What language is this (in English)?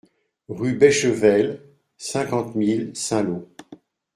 French